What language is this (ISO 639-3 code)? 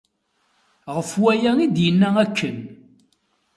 kab